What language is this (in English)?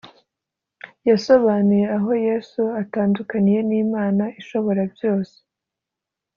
Kinyarwanda